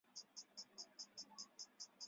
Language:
Chinese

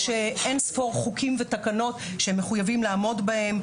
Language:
Hebrew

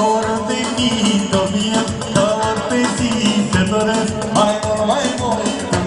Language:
Romanian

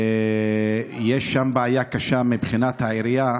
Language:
Hebrew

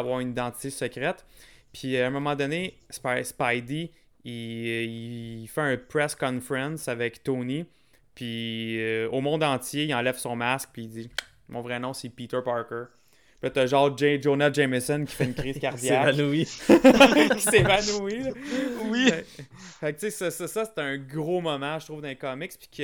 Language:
French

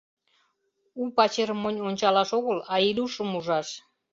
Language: Mari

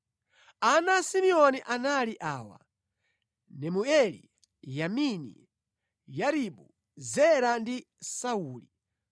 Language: Nyanja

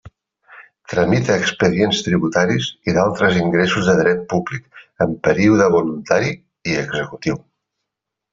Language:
Catalan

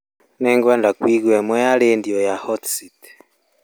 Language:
Kikuyu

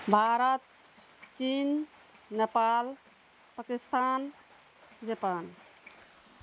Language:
Maithili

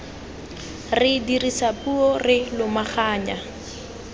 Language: Tswana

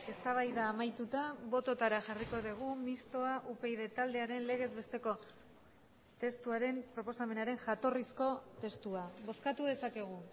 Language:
Basque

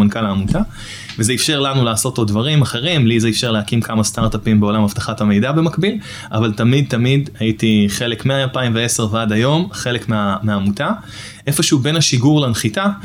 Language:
Hebrew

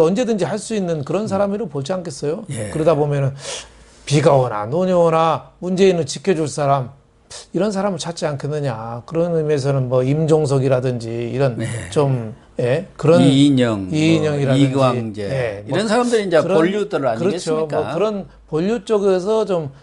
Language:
Korean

